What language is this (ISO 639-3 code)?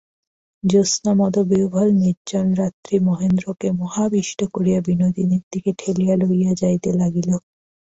ben